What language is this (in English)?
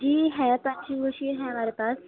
Urdu